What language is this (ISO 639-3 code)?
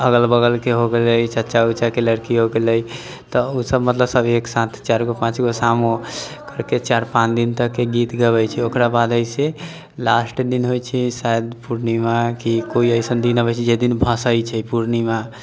mai